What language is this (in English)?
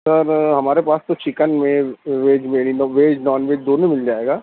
Urdu